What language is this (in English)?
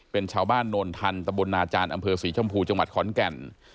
Thai